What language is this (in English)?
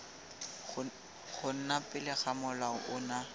Tswana